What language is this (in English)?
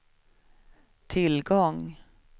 Swedish